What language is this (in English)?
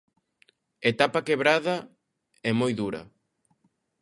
Galician